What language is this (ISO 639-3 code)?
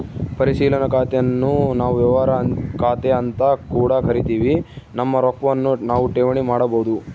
kan